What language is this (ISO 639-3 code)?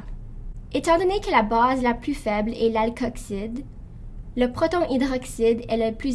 fra